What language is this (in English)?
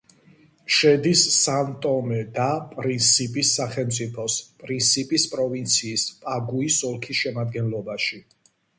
Georgian